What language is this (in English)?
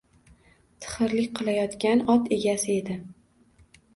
Uzbek